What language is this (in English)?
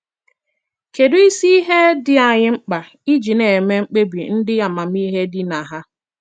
Igbo